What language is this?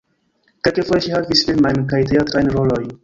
Esperanto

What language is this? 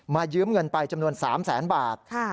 Thai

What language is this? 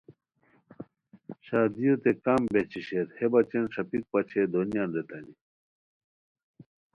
Khowar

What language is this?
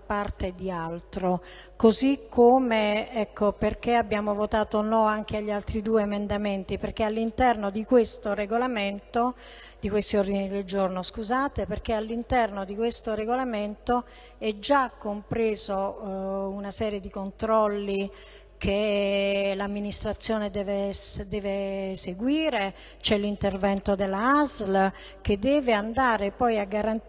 Italian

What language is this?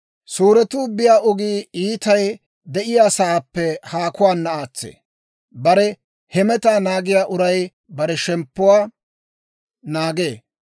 Dawro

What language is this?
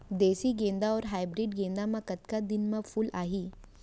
Chhattisgarhi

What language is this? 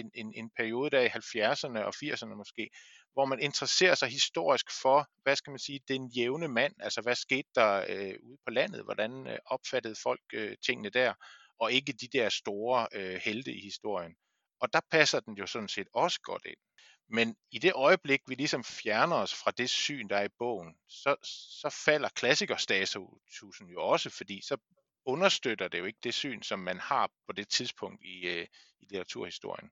Danish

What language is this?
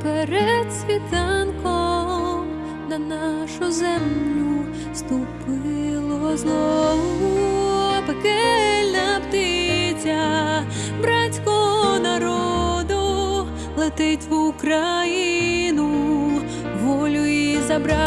Polish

